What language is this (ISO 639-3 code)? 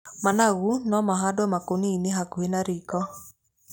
kik